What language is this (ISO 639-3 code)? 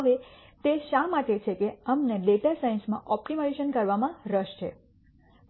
guj